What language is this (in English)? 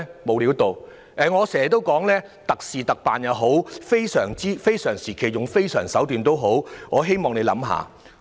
Cantonese